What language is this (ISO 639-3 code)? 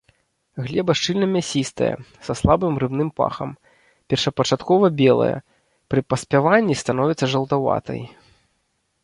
bel